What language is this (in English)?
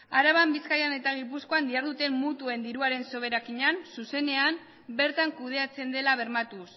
Basque